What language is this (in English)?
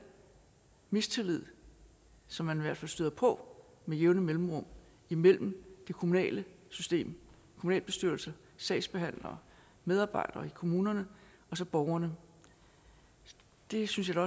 Danish